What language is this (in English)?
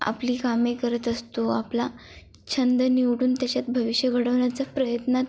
Marathi